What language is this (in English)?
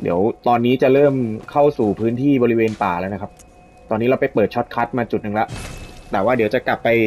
Thai